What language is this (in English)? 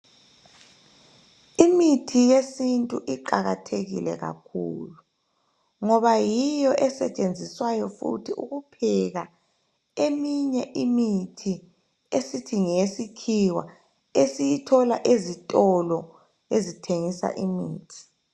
North Ndebele